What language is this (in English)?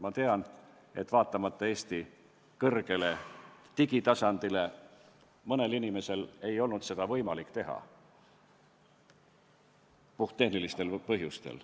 Estonian